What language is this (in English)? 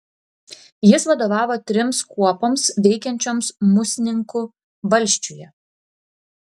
Lithuanian